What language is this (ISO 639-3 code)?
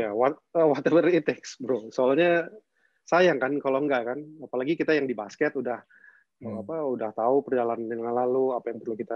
ind